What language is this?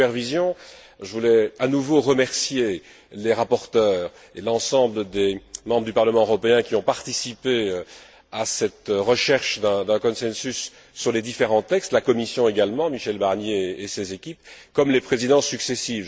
French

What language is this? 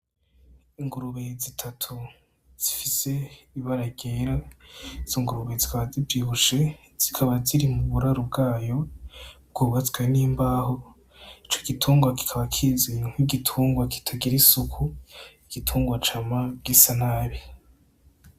Rundi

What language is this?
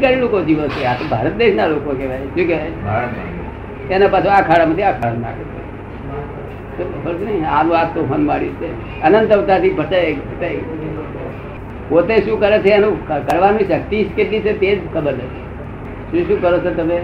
Gujarati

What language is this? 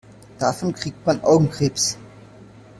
German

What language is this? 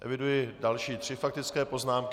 Czech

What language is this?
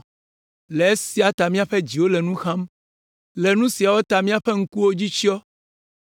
Ewe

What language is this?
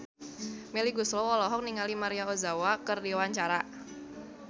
Sundanese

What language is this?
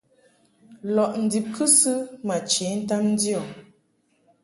Mungaka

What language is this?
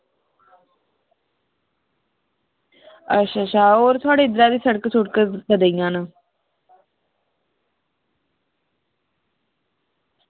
Dogri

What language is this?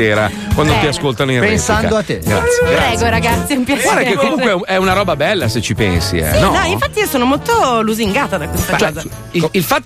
Italian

